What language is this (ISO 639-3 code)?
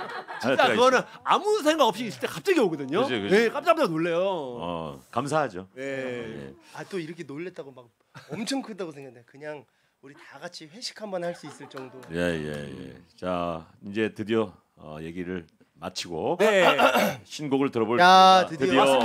kor